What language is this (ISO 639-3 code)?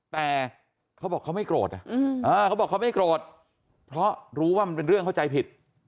tha